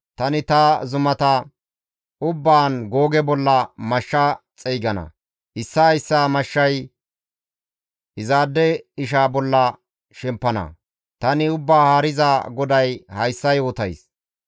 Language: Gamo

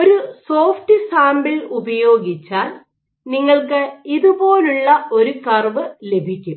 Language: Malayalam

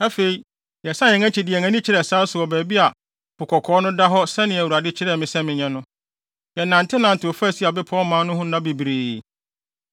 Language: Akan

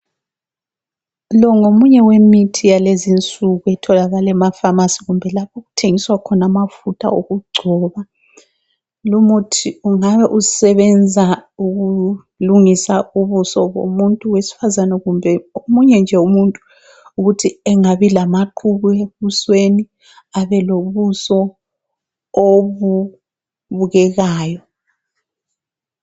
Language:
North Ndebele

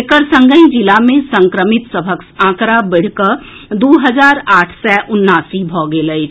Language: Maithili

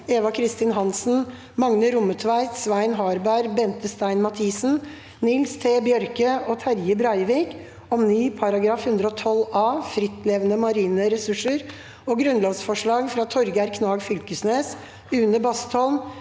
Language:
Norwegian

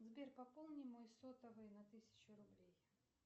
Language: Russian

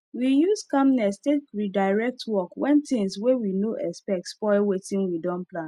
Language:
Nigerian Pidgin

